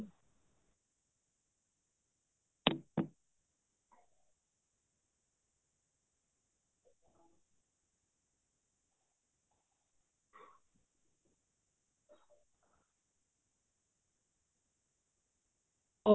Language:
Punjabi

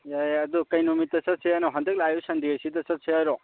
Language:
Manipuri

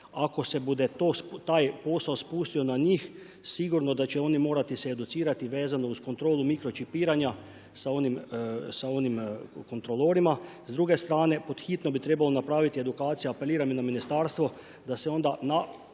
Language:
Croatian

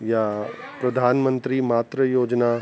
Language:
Sindhi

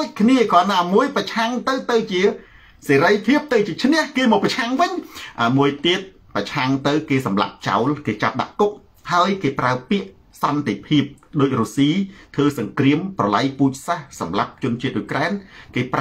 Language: Thai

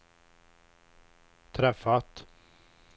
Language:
Swedish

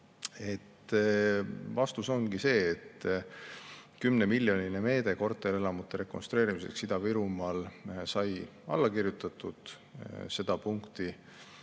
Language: Estonian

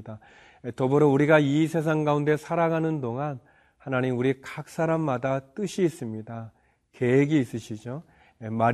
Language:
Korean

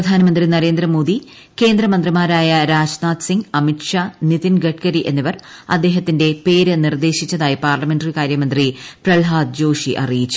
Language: Malayalam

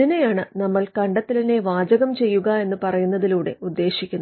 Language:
Malayalam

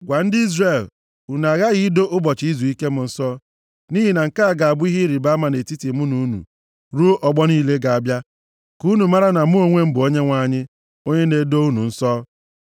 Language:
Igbo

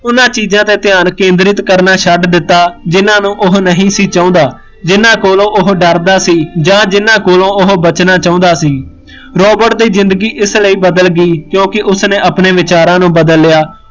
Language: Punjabi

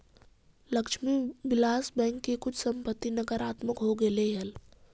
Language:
Magahi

